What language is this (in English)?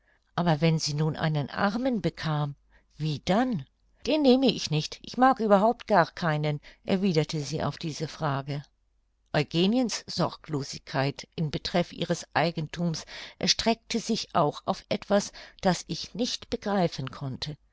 German